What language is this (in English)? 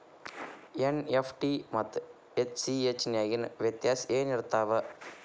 Kannada